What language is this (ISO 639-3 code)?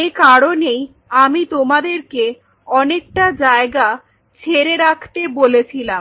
ben